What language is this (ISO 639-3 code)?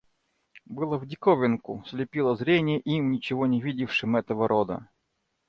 rus